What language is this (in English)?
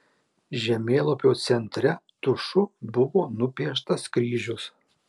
Lithuanian